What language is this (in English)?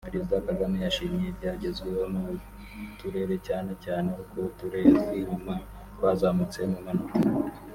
Kinyarwanda